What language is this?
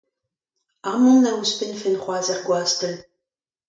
Breton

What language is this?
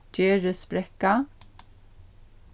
Faroese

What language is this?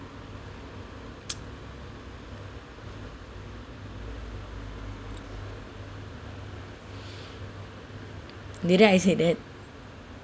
English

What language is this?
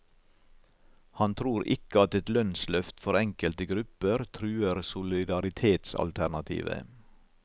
Norwegian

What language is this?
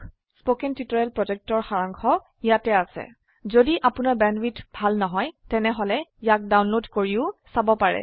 Assamese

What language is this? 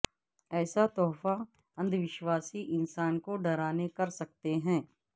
Urdu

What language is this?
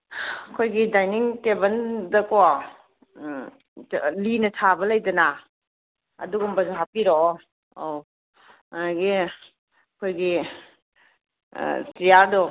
Manipuri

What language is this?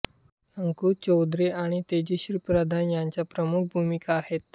Marathi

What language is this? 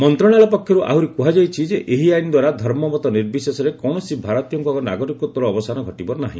Odia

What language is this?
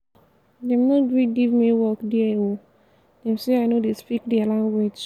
Nigerian Pidgin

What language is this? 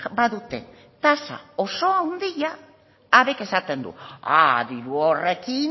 Basque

